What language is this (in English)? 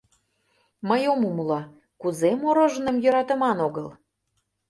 Mari